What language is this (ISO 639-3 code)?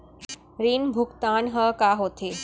hne